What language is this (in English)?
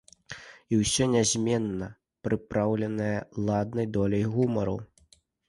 Belarusian